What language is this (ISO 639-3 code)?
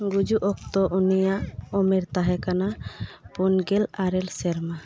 sat